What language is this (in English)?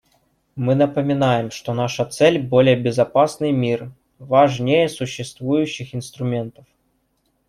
Russian